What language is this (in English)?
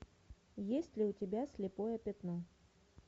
Russian